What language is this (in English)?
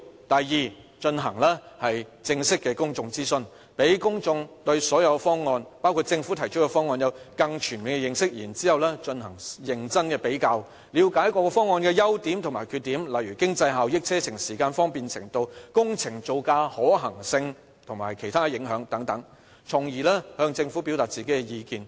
Cantonese